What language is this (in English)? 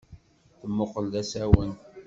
Kabyle